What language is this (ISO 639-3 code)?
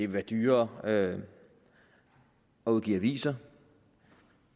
dan